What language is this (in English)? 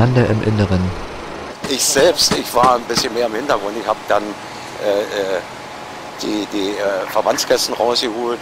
German